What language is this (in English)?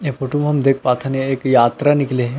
Chhattisgarhi